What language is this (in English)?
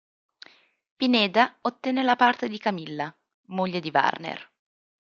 Italian